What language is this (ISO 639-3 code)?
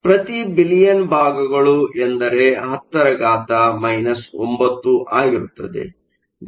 kan